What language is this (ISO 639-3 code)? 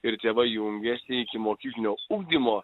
lit